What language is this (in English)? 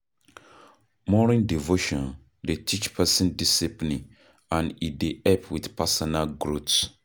Nigerian Pidgin